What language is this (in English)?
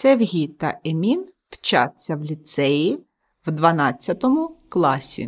Ukrainian